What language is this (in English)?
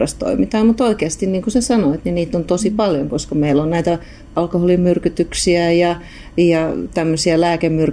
Finnish